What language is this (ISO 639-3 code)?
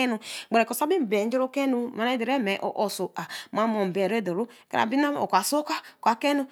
elm